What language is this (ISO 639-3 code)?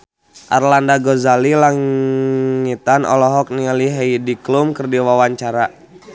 sun